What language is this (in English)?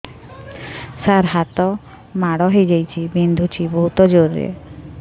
Odia